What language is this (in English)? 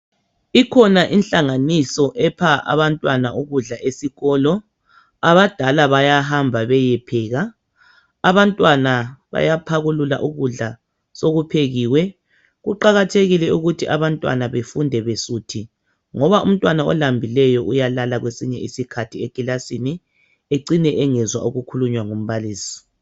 North Ndebele